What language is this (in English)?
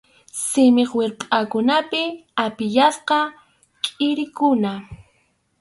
Arequipa-La Unión Quechua